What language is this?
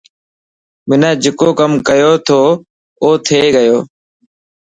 Dhatki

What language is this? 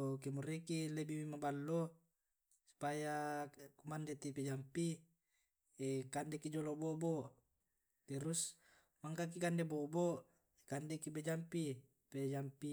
Tae'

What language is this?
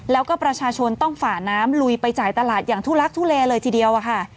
Thai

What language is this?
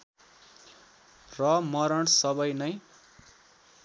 Nepali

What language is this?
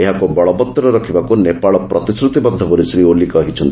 Odia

